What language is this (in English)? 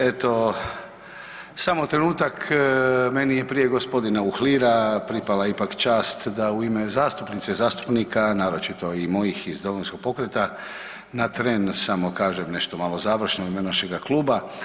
Croatian